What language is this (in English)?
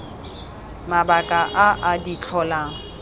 Tswana